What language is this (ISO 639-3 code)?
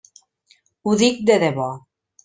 cat